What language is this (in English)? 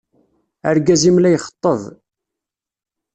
Kabyle